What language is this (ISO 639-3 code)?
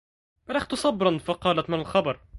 ara